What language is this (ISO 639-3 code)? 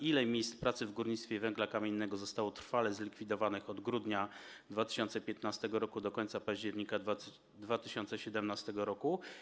pol